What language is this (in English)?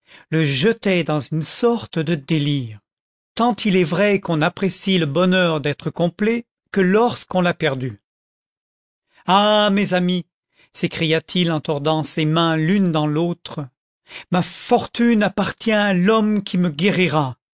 French